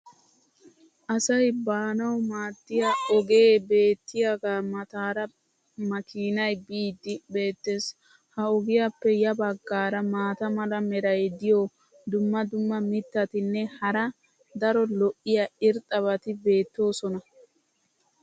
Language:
Wolaytta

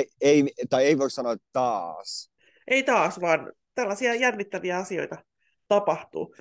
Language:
Finnish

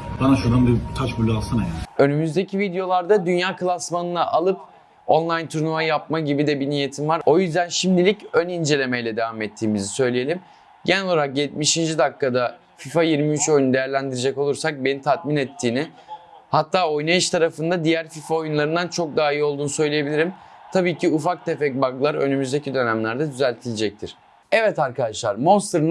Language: Turkish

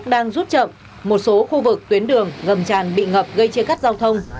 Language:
Vietnamese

